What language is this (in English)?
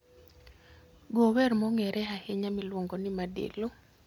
Luo (Kenya and Tanzania)